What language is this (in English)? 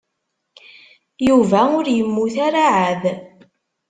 Kabyle